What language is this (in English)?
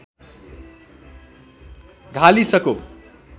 Nepali